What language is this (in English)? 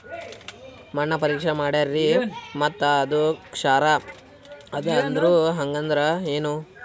Kannada